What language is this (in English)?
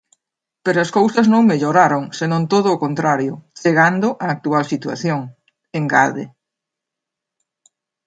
Galician